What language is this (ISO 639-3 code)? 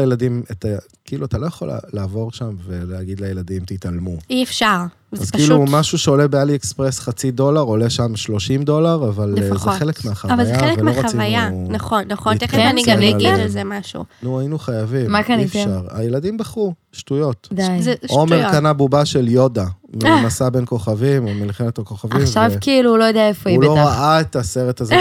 heb